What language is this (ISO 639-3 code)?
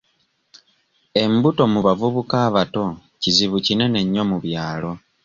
lug